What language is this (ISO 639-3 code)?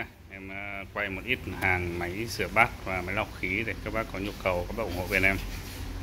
vie